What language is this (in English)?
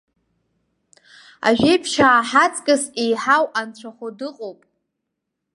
Abkhazian